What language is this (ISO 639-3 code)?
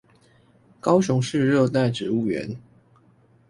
zho